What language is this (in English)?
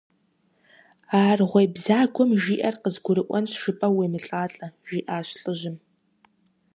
Kabardian